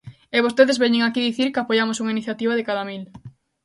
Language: Galician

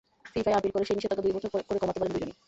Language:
Bangla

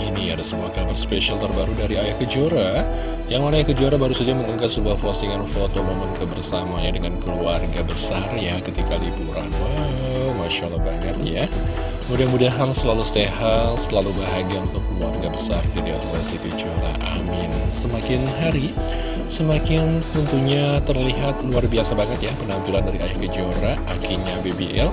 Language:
Indonesian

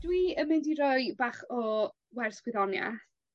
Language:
Welsh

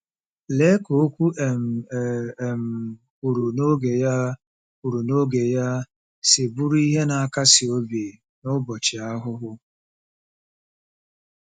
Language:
Igbo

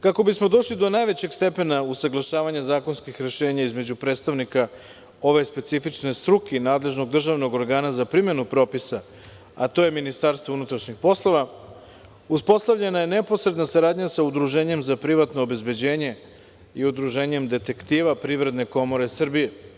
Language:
Serbian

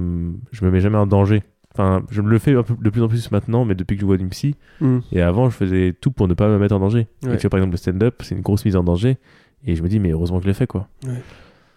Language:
French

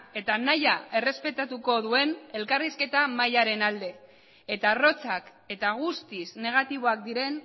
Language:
Basque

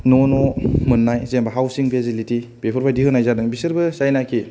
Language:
Bodo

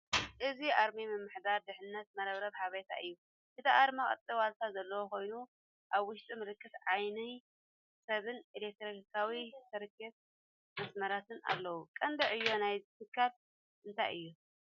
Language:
Tigrinya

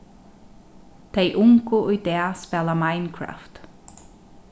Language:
Faroese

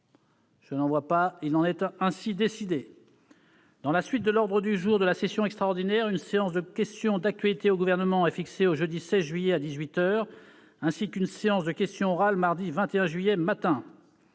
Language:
French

